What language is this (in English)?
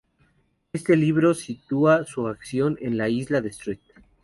Spanish